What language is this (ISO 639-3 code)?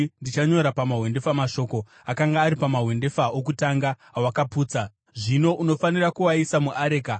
sna